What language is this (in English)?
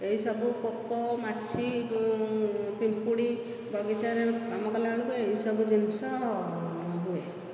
Odia